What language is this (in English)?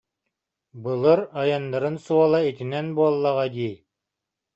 Yakut